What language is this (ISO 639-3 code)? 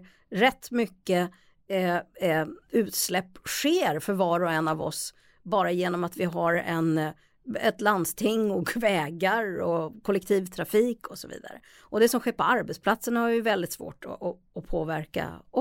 swe